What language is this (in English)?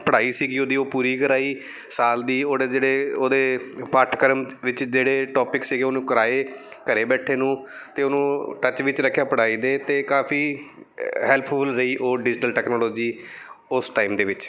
Punjabi